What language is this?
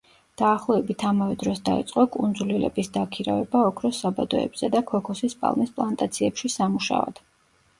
Georgian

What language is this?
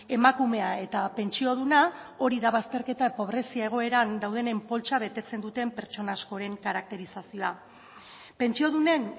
Basque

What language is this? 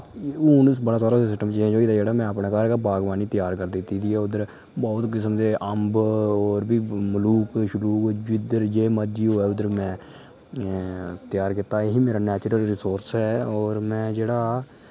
Dogri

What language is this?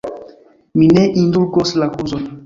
Esperanto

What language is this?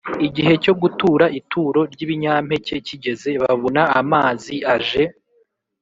Kinyarwanda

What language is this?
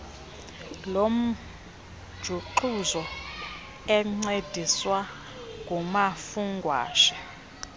Xhosa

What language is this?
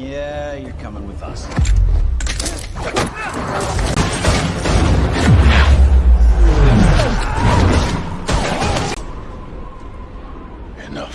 Indonesian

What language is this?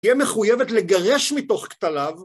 Hebrew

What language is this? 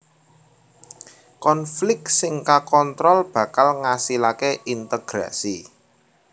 Javanese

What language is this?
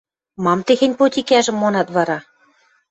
Western Mari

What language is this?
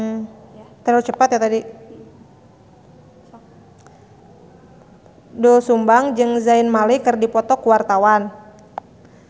Sundanese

